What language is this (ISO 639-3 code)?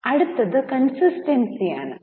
mal